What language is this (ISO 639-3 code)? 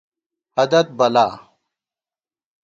gwt